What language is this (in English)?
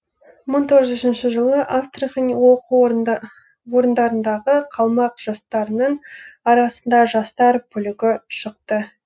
Kazakh